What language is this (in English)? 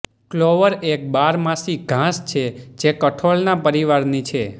Gujarati